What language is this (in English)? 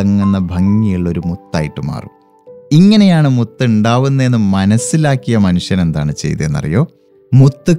Malayalam